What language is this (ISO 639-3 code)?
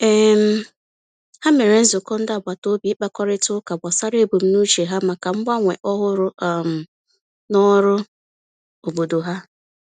ibo